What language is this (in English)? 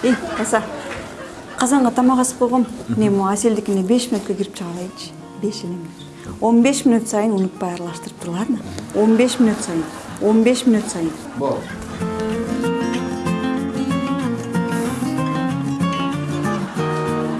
Turkish